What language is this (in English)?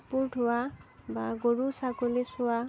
Assamese